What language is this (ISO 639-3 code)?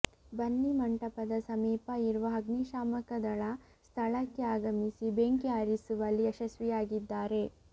kan